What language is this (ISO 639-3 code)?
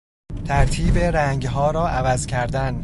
fas